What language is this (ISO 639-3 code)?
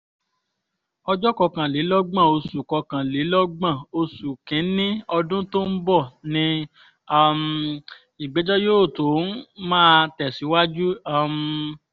yor